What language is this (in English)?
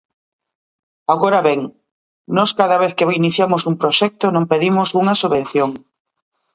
Galician